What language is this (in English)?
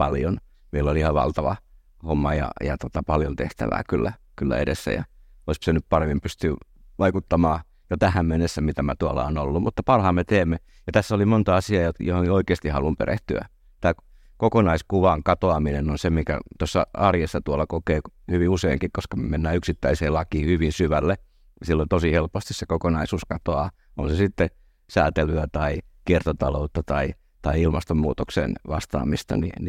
Finnish